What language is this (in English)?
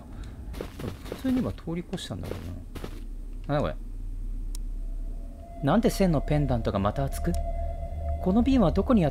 Japanese